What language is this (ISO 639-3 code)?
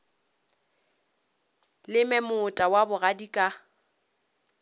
nso